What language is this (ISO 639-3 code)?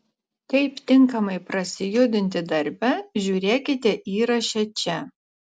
lit